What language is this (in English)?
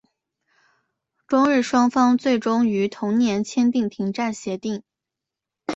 Chinese